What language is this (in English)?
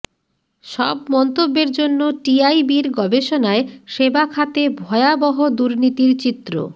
Bangla